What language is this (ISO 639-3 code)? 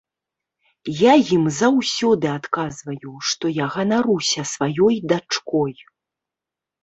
bel